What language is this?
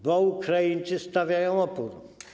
Polish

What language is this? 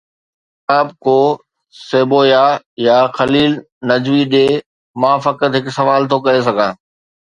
Sindhi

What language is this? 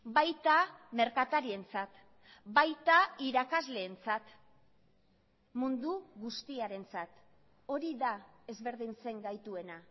Basque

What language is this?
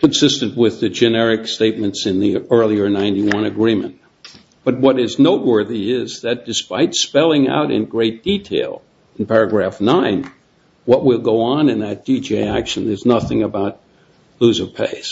English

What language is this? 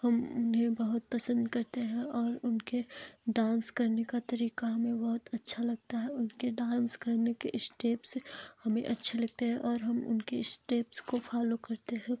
Hindi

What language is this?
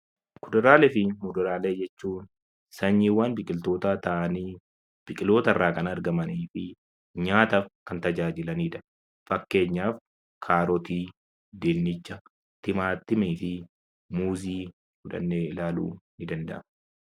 Oromo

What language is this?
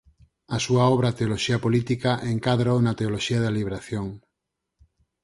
Galician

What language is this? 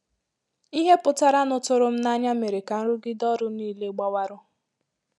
Igbo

